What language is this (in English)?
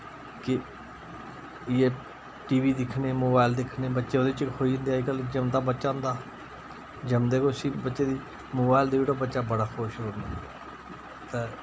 Dogri